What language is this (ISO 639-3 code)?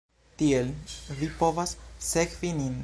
epo